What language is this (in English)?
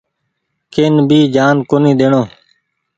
Goaria